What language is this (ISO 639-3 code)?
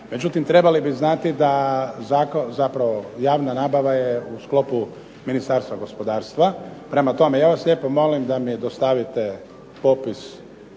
hrv